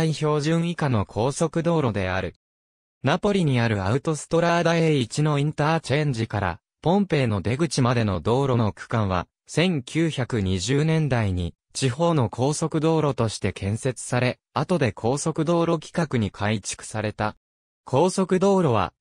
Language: Japanese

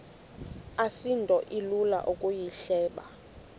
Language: Xhosa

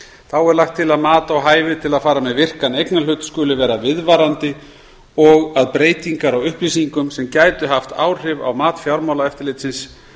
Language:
Icelandic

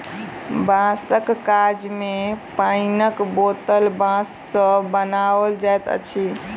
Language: Maithili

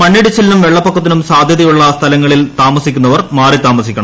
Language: Malayalam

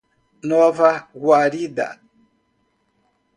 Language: Portuguese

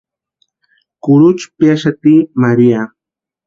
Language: Western Highland Purepecha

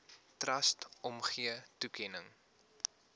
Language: Afrikaans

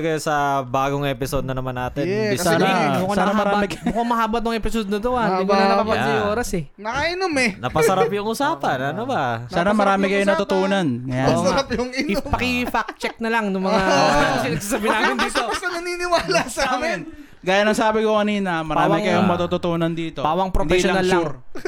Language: Filipino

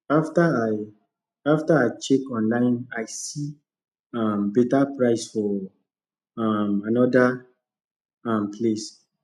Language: Nigerian Pidgin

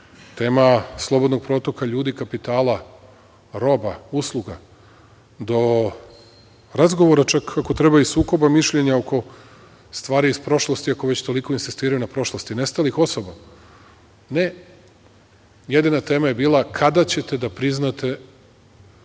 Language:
Serbian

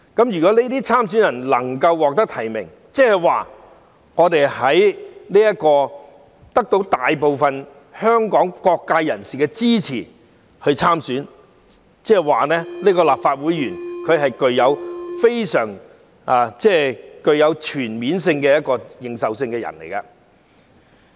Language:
Cantonese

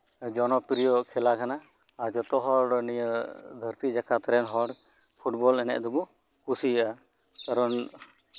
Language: Santali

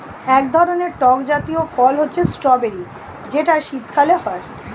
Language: Bangla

